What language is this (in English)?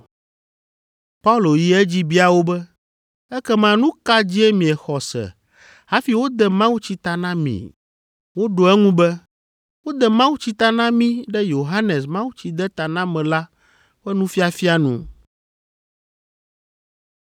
Ewe